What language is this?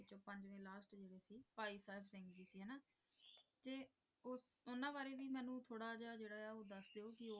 Punjabi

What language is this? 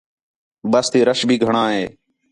Khetrani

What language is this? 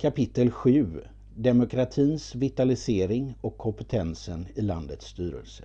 Swedish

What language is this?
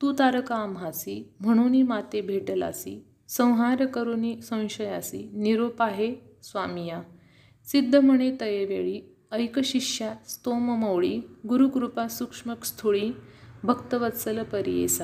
Marathi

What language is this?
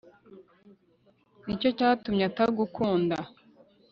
Kinyarwanda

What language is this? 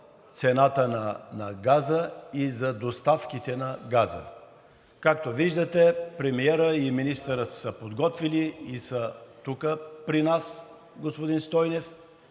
Bulgarian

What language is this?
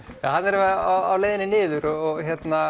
Icelandic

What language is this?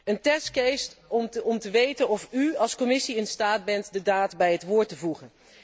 Dutch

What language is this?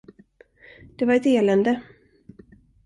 Swedish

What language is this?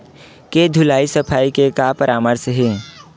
Chhattisgarhi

